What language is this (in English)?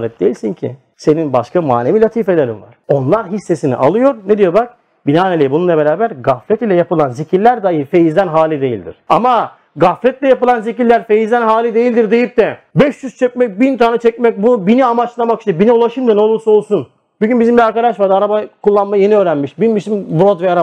Turkish